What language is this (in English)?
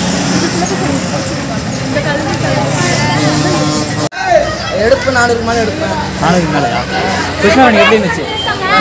Thai